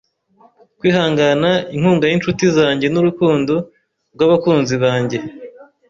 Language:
Kinyarwanda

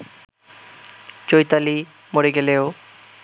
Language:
Bangla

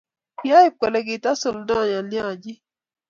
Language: Kalenjin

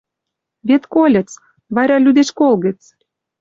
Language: Western Mari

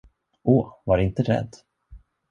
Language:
Swedish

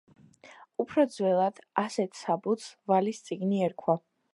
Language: Georgian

